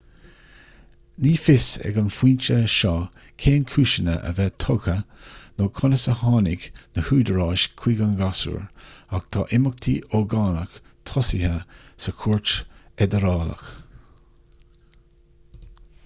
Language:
Irish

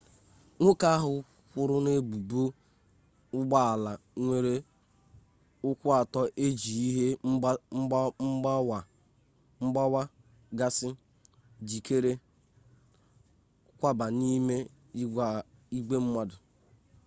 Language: Igbo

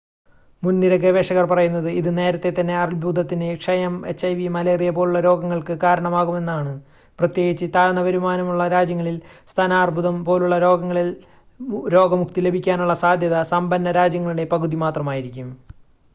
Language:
Malayalam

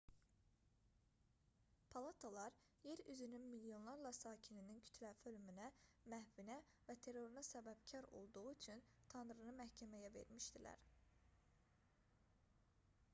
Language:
Azerbaijani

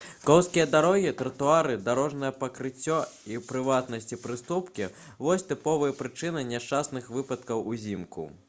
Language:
Belarusian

